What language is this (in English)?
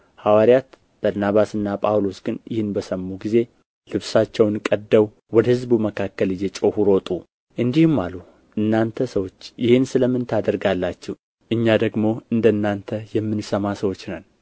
Amharic